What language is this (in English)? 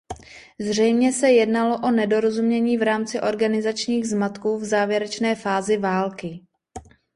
Czech